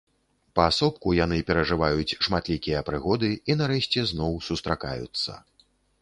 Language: Belarusian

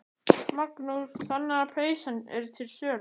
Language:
Icelandic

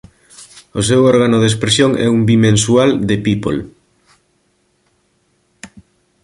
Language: Galician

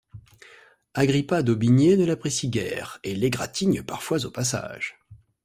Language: French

